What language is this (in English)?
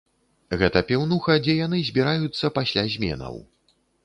Belarusian